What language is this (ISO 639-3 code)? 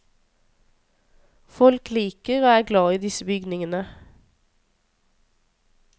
nor